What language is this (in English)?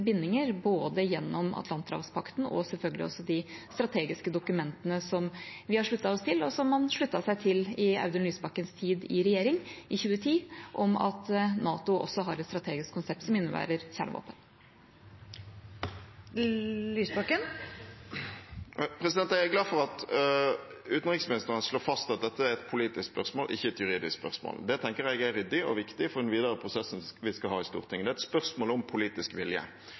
Norwegian